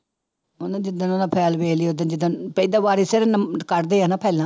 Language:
Punjabi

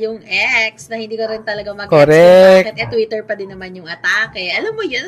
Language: Filipino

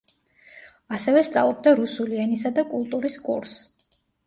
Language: Georgian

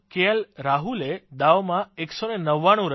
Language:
Gujarati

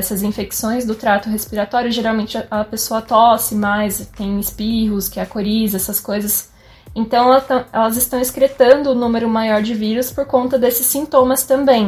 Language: Portuguese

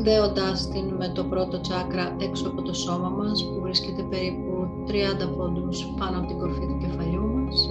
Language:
Greek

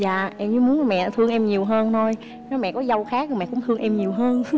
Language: Vietnamese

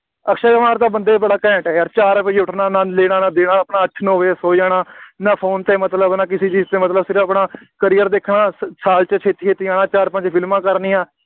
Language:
Punjabi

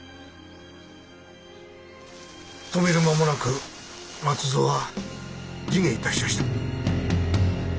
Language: Japanese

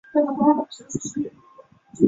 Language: Chinese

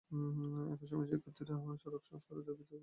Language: Bangla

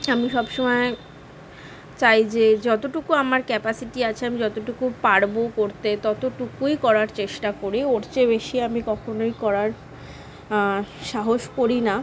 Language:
Bangla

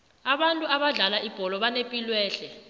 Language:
South Ndebele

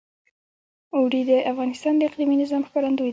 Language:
Pashto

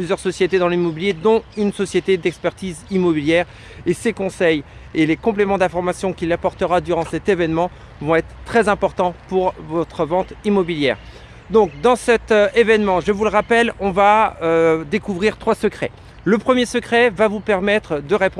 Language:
French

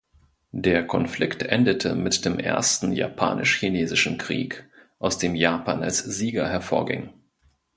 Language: German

